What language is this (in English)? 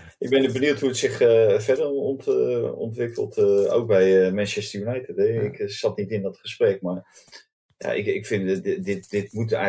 Dutch